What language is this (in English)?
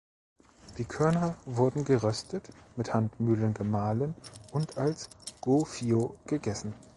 German